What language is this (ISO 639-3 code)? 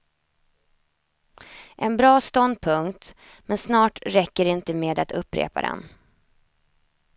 swe